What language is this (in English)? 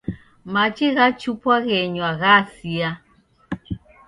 Taita